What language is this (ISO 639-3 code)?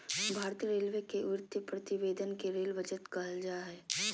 mag